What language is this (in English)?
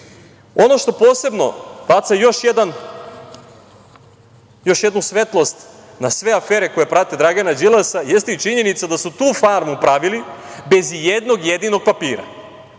Serbian